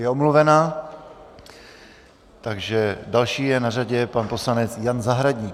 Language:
Czech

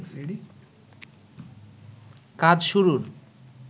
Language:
Bangla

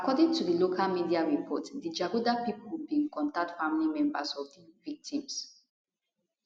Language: Nigerian Pidgin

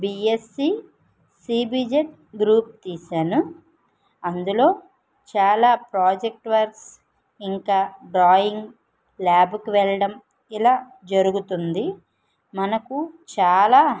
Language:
Telugu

